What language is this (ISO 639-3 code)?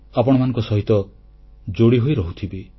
ori